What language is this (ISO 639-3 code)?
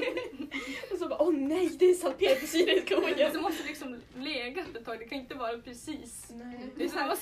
swe